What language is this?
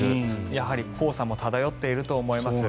Japanese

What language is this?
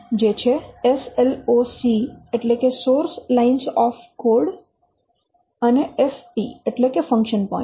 Gujarati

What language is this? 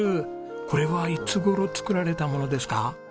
Japanese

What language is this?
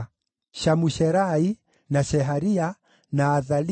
Kikuyu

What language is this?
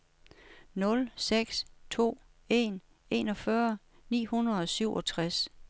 Danish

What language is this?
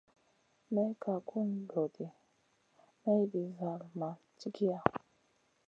Masana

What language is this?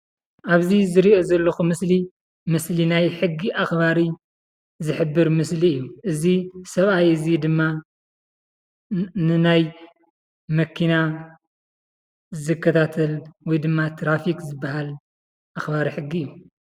Tigrinya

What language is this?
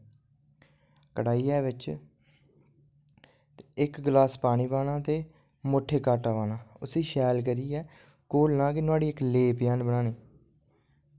Dogri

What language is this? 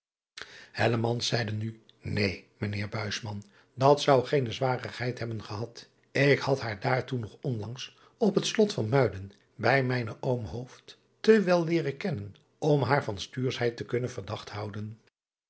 Dutch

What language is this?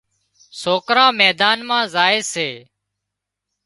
Wadiyara Koli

